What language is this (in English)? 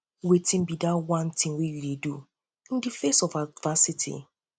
Nigerian Pidgin